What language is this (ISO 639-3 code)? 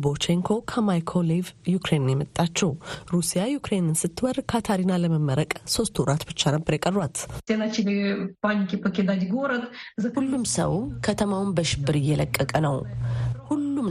amh